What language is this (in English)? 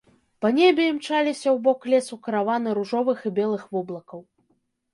Belarusian